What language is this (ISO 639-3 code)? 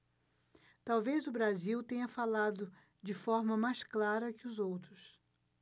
por